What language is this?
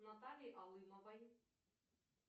Russian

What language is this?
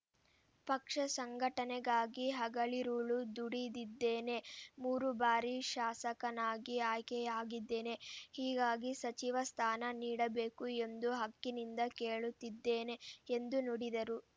Kannada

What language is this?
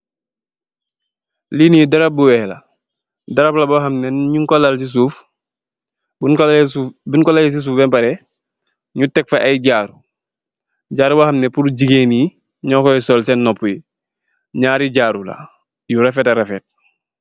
Wolof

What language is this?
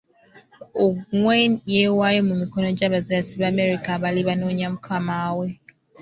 Ganda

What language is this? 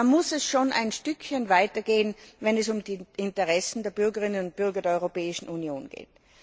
German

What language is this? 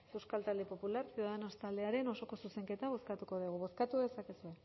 Basque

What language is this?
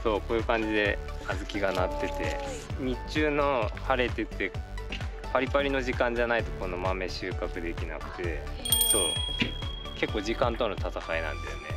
Japanese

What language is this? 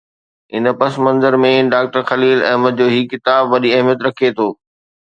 Sindhi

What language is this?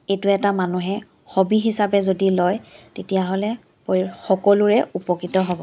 Assamese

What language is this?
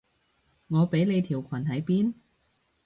Cantonese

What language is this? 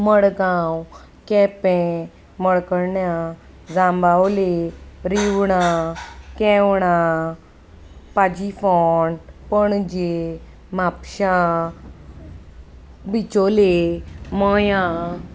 Konkani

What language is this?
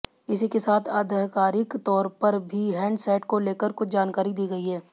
Hindi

